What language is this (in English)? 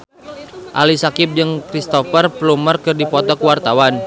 Sundanese